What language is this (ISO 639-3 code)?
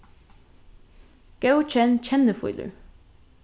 fao